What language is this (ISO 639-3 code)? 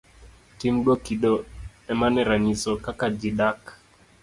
luo